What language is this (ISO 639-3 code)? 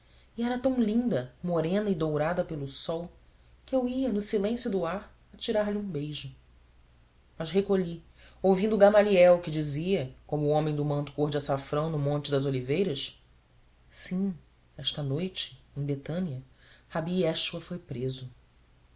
por